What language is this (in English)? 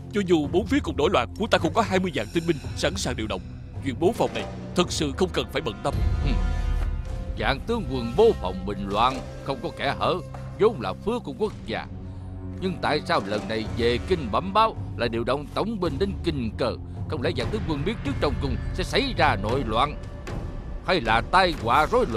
Vietnamese